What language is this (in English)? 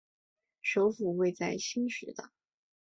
Chinese